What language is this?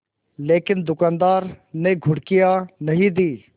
Hindi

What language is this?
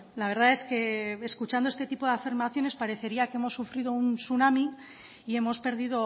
Spanish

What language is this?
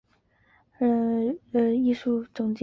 Chinese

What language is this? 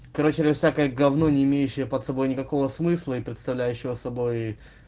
Russian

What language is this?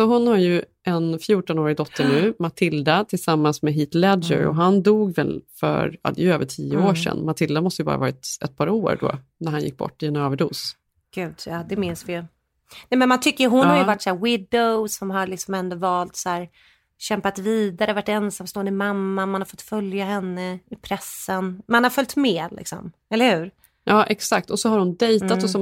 Swedish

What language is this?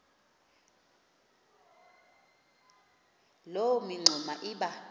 Xhosa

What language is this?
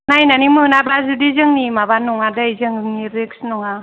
Bodo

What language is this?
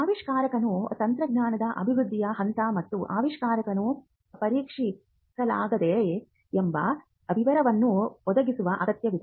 Kannada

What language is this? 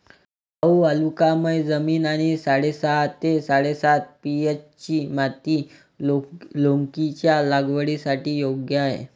Marathi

